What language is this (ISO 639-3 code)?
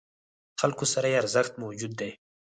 pus